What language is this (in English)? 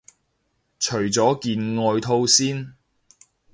Cantonese